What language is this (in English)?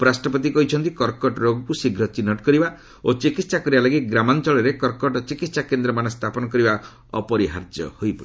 Odia